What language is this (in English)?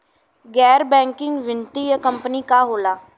Bhojpuri